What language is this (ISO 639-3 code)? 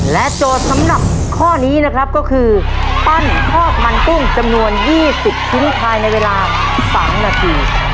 tha